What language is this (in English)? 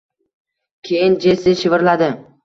Uzbek